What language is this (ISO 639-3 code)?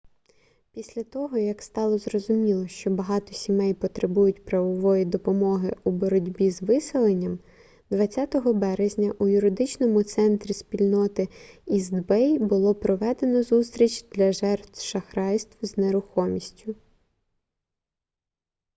ukr